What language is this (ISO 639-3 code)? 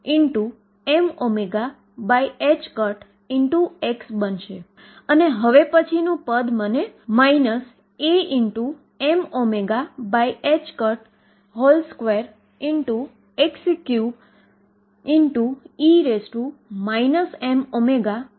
guj